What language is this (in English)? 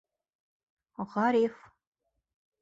Bashkir